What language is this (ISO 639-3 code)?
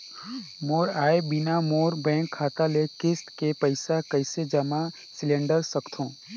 hne